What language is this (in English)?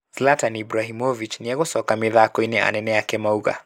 Kikuyu